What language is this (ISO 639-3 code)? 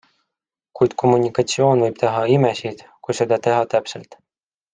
est